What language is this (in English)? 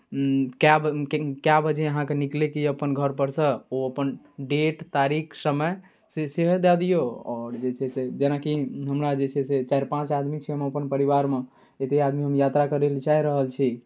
Maithili